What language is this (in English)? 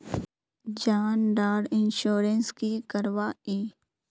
Magahi